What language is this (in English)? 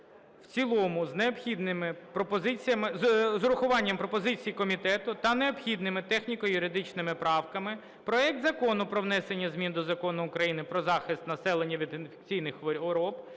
Ukrainian